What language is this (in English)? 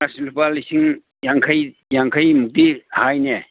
Manipuri